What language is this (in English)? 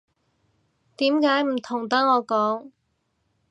Cantonese